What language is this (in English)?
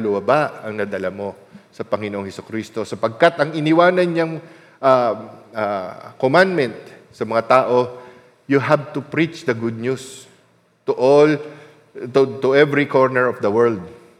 Filipino